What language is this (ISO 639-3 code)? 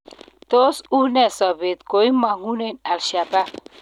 kln